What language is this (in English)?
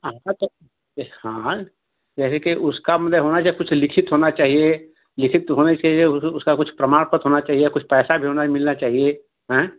Hindi